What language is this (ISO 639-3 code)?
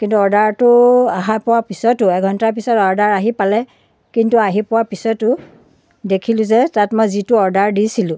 asm